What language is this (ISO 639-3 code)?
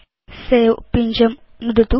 san